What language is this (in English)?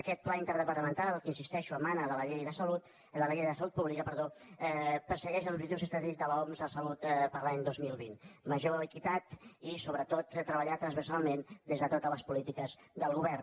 Catalan